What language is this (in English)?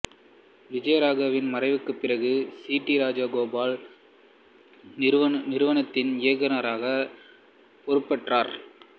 Tamil